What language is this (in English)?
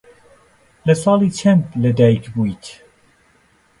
Central Kurdish